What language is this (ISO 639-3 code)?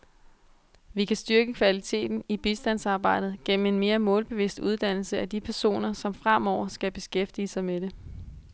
dan